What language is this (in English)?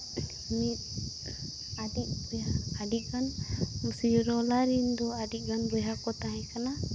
Santali